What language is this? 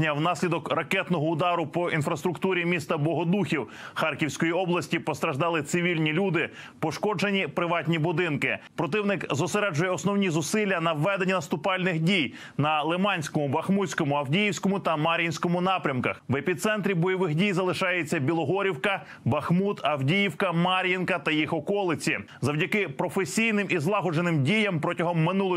Ukrainian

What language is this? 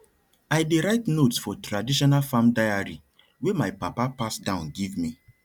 Nigerian Pidgin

